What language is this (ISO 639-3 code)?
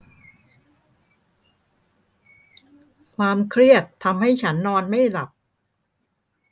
tha